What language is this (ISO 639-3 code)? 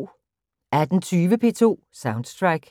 dan